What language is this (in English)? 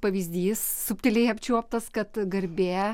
Lithuanian